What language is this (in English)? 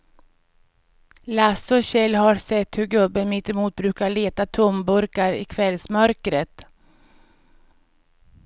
Swedish